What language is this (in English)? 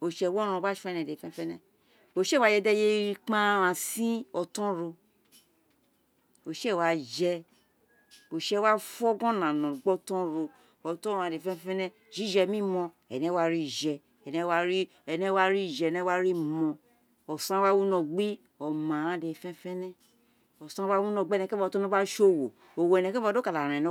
Isekiri